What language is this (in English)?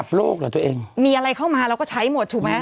Thai